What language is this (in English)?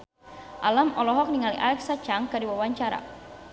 Sundanese